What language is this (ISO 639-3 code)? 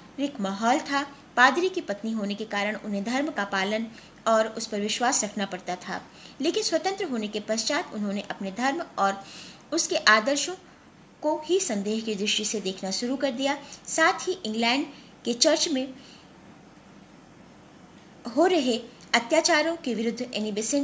hin